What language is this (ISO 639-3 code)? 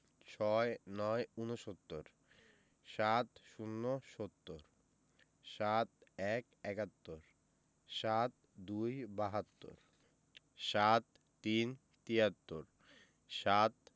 ben